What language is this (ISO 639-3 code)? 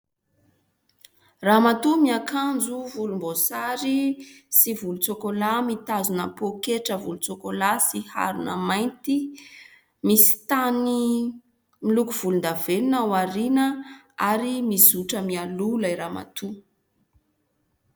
mlg